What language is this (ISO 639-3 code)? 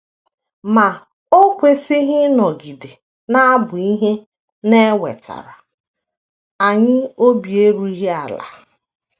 ibo